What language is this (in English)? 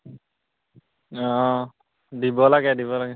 Assamese